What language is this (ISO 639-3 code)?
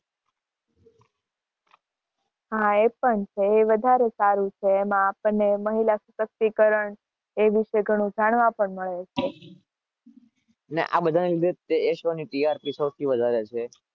guj